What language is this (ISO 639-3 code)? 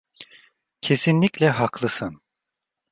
tur